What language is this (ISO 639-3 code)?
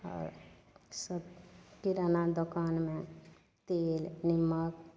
mai